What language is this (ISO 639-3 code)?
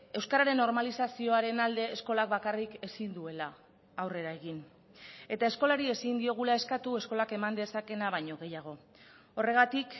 eus